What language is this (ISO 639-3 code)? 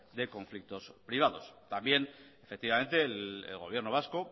spa